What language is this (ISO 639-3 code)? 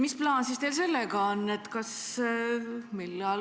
est